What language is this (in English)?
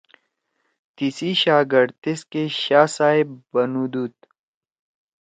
Torwali